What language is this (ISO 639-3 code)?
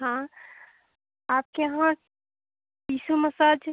hin